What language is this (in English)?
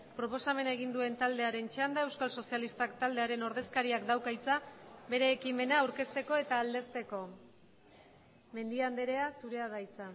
Basque